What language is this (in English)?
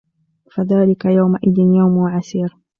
Arabic